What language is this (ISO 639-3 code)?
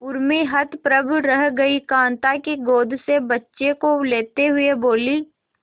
hin